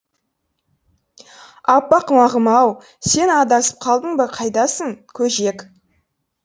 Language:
Kazakh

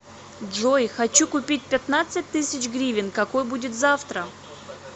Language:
Russian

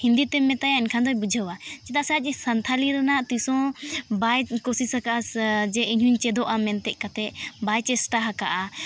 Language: Santali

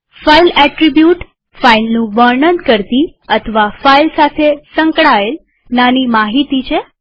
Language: Gujarati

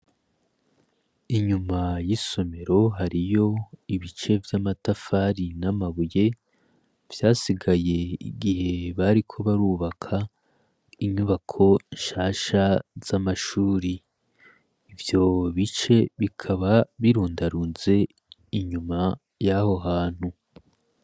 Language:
Rundi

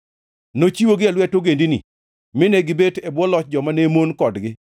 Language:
Luo (Kenya and Tanzania)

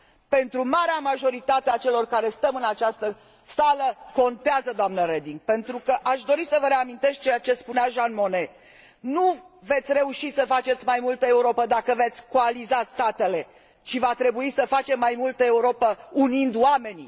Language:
Romanian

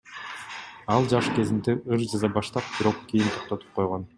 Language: Kyrgyz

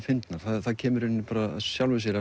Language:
Icelandic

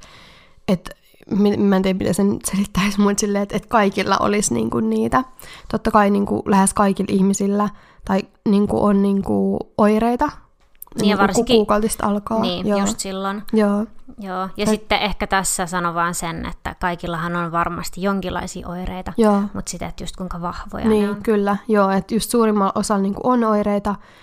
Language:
Finnish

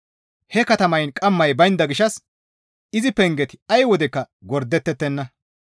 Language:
Gamo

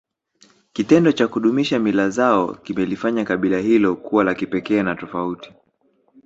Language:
Swahili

